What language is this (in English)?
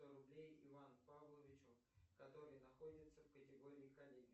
Russian